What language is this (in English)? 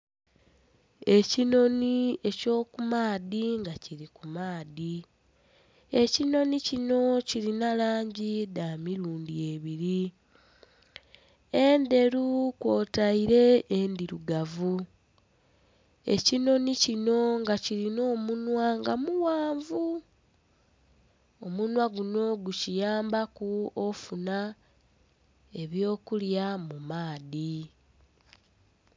Soga